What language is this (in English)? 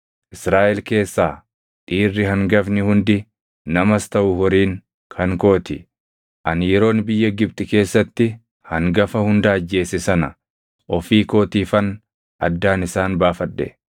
Oromo